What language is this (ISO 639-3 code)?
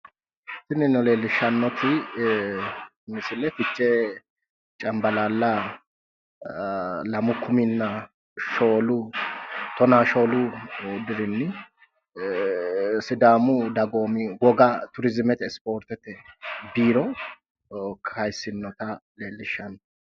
sid